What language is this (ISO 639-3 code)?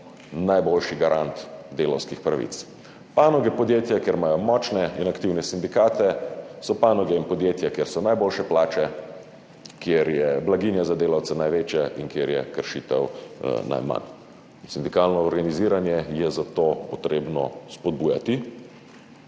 slv